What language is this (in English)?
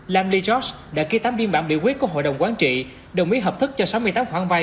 Vietnamese